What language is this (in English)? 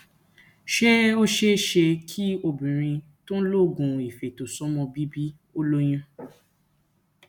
Yoruba